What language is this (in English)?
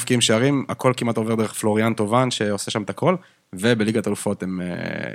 Hebrew